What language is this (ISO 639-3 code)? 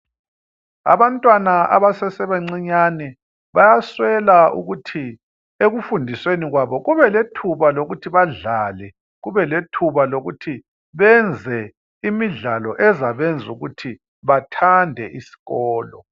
nde